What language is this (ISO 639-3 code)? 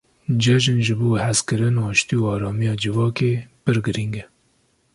kur